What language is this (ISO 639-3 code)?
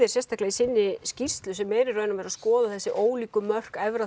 isl